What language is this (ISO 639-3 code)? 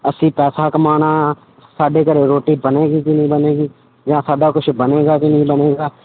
pan